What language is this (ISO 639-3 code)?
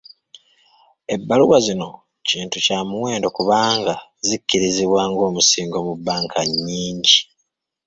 lug